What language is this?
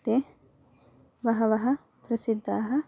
Sanskrit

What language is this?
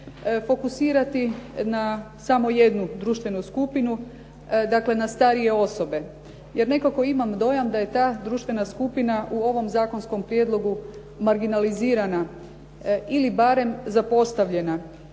Croatian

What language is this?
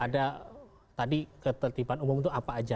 Indonesian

